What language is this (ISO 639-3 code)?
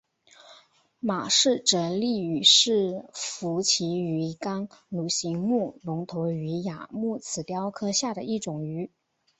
zho